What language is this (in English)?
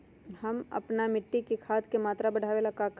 Magahi